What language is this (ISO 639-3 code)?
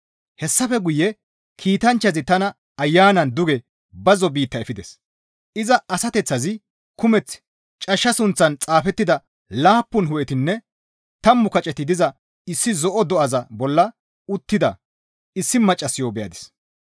gmv